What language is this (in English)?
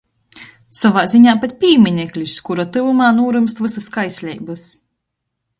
Latgalian